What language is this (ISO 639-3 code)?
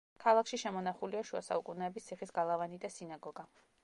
kat